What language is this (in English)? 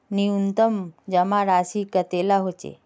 Magahi